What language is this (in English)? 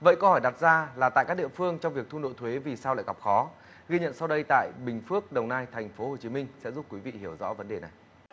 Vietnamese